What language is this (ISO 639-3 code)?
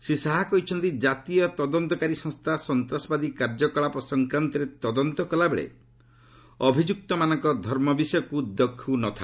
ori